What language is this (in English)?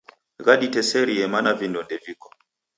Taita